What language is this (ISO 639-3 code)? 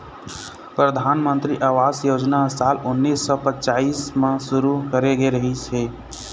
hne